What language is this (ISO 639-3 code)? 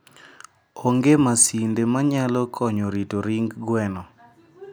luo